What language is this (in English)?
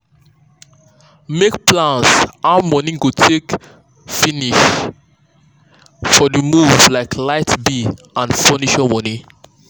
Nigerian Pidgin